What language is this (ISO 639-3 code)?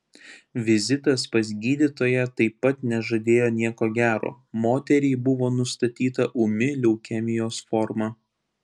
lit